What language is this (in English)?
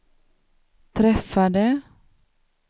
Swedish